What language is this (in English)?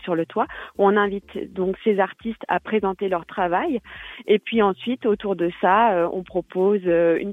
French